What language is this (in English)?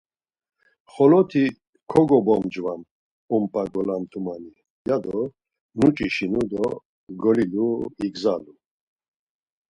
Laz